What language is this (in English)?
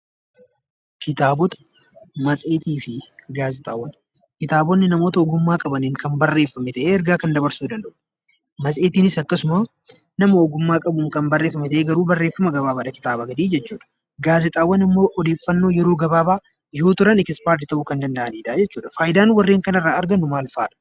Oromo